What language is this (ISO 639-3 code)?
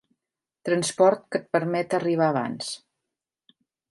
cat